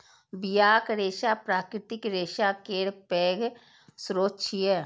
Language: Maithili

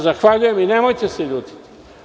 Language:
Serbian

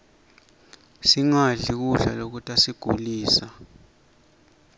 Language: Swati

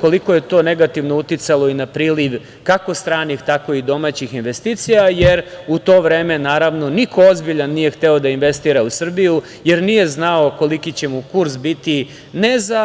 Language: Serbian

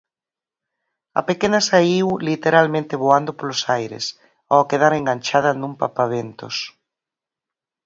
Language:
Galician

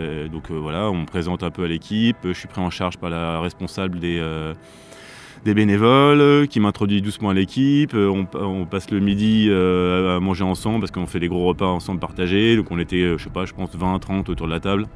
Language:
French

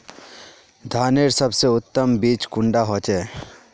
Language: Magahi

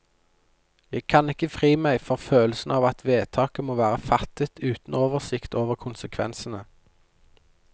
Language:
Norwegian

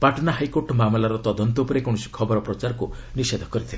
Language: Odia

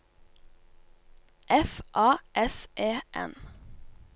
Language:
Norwegian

